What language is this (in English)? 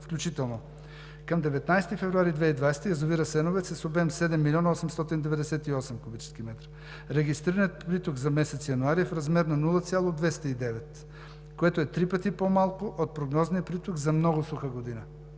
Bulgarian